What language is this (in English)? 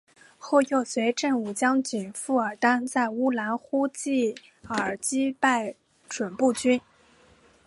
Chinese